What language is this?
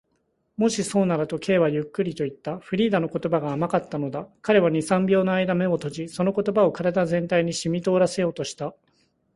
Japanese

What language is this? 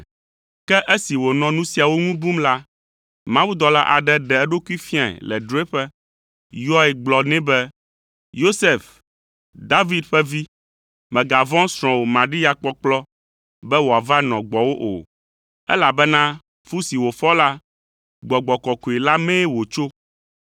Ewe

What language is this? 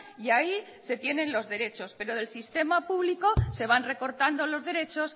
Spanish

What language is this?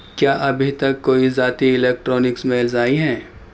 Urdu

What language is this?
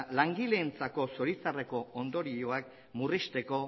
Basque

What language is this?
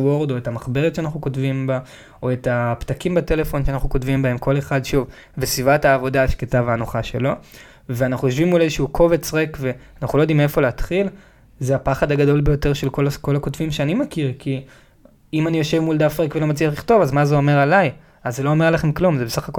Hebrew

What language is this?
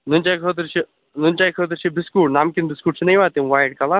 Kashmiri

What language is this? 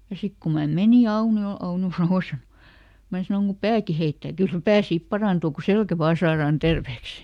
Finnish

